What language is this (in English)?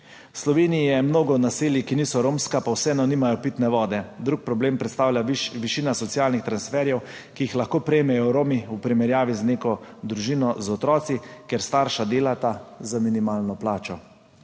Slovenian